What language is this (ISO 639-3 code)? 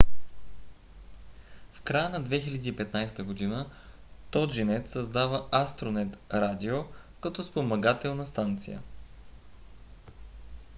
bul